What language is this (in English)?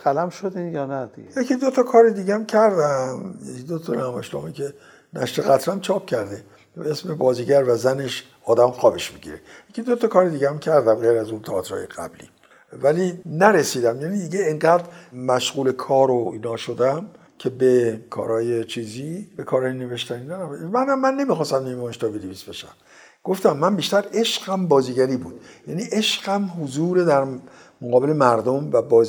Persian